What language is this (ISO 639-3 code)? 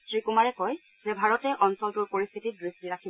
asm